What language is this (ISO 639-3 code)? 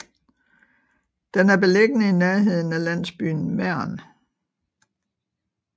dan